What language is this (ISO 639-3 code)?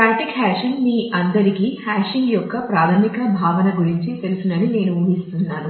tel